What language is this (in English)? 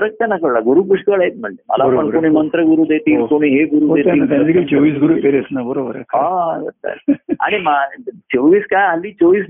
Marathi